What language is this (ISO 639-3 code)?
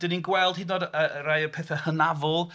cym